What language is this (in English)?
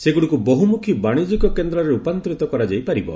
Odia